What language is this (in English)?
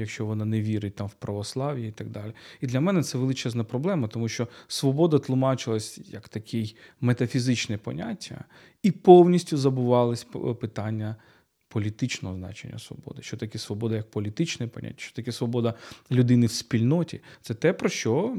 Ukrainian